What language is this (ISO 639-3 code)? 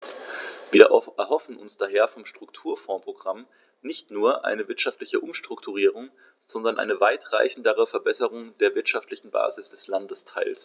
deu